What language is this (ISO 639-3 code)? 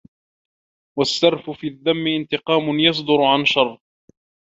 ara